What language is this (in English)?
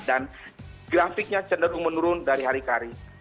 Indonesian